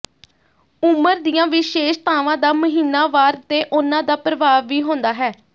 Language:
Punjabi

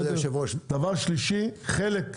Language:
Hebrew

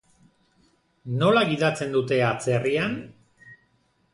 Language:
Basque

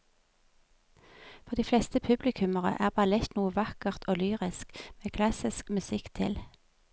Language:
Norwegian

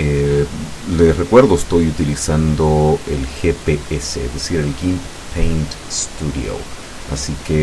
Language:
Spanish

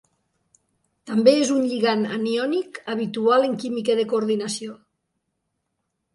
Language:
Catalan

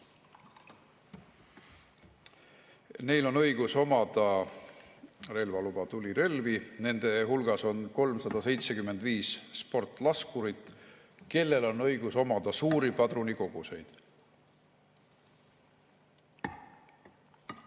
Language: Estonian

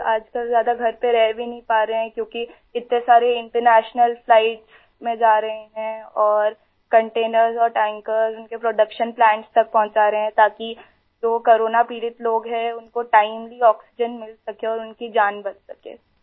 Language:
Urdu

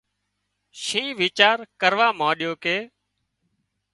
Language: Wadiyara Koli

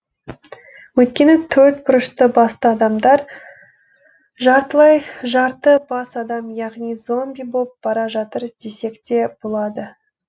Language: Kazakh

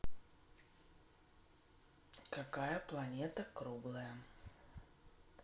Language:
Russian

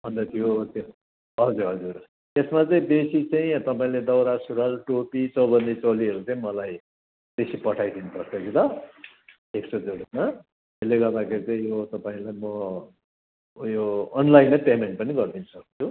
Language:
Nepali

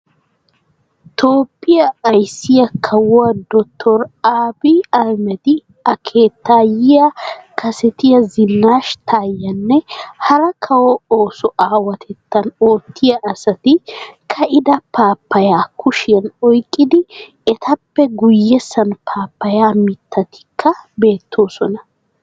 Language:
Wolaytta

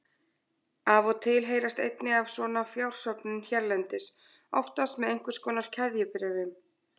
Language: Icelandic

